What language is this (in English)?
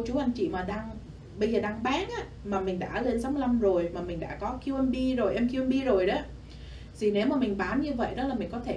Vietnamese